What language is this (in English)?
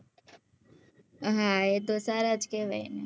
Gujarati